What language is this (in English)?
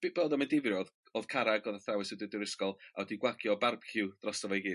Welsh